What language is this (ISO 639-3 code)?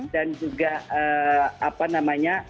ind